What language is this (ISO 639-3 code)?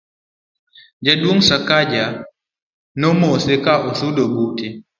luo